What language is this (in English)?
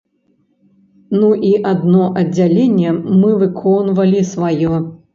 Belarusian